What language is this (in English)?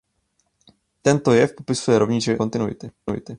Czech